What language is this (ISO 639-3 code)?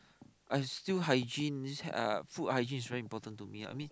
eng